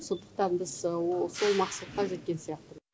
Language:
Kazakh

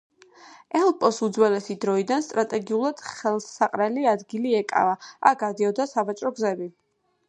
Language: Georgian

